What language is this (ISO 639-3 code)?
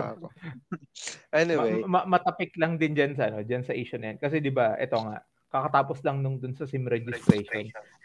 fil